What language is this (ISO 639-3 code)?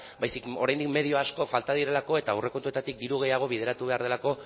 eus